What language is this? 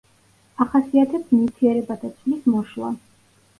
Georgian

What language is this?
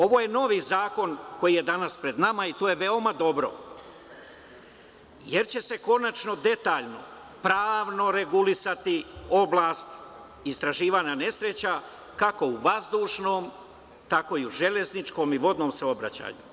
Serbian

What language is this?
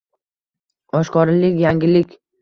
Uzbek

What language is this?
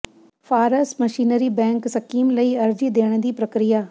Punjabi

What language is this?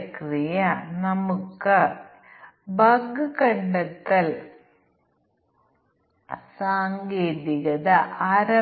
Malayalam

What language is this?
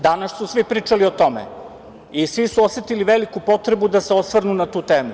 Serbian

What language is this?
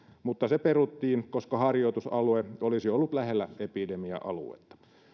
Finnish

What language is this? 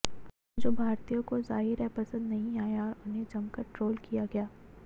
Hindi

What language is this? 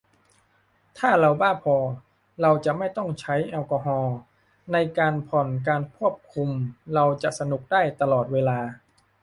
Thai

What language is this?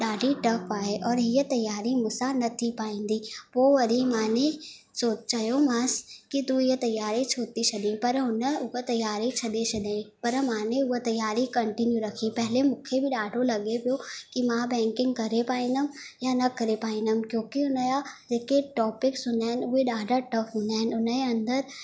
Sindhi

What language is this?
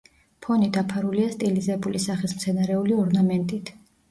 Georgian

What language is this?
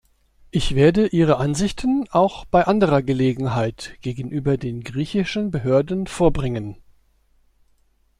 German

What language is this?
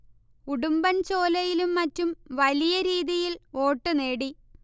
Malayalam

